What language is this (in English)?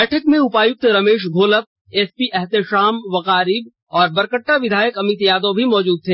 Hindi